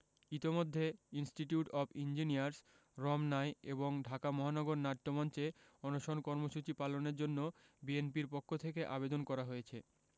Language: Bangla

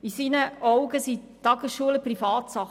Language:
Swiss German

